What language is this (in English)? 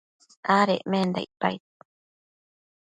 Matsés